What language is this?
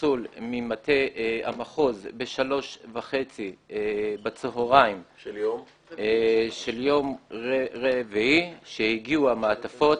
Hebrew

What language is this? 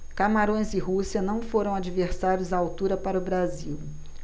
Portuguese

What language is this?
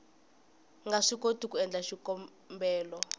Tsonga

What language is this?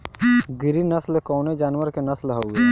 Bhojpuri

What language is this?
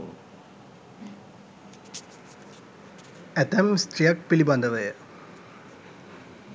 Sinhala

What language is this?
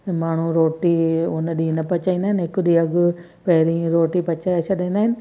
Sindhi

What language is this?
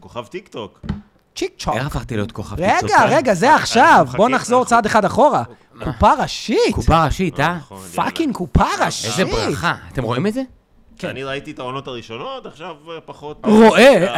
Hebrew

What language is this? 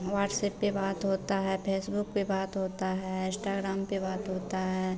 Hindi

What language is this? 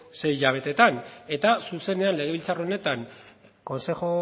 Basque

